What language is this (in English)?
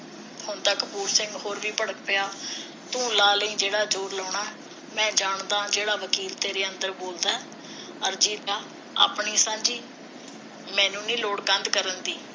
Punjabi